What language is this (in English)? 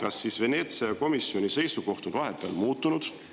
Estonian